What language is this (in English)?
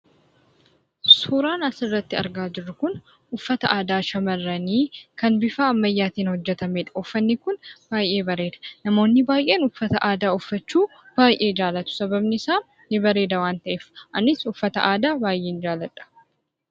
Oromo